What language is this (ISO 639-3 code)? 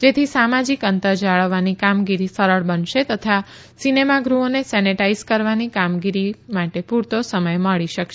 guj